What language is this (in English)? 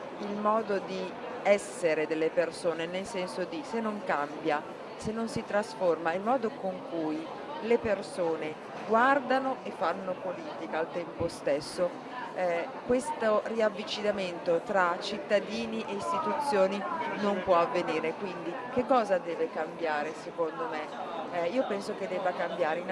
Italian